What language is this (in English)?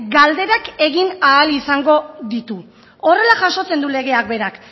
Basque